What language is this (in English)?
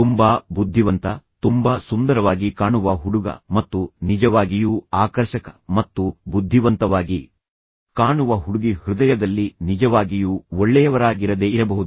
Kannada